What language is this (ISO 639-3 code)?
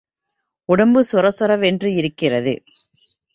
tam